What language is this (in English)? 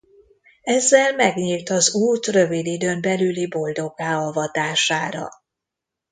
Hungarian